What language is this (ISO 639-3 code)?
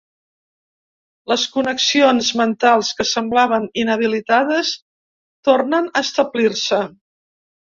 cat